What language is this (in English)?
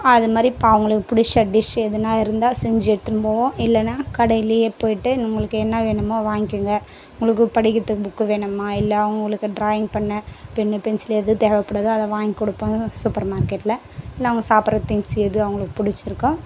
Tamil